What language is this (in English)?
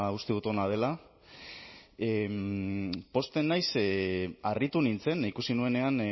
Basque